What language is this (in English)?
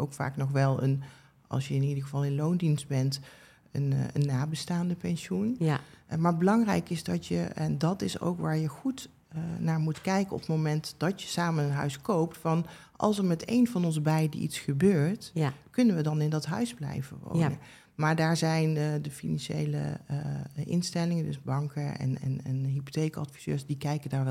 Dutch